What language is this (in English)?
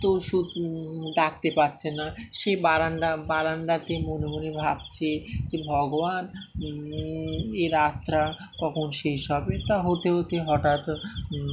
Bangla